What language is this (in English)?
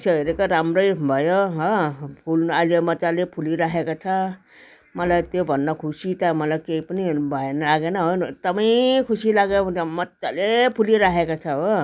Nepali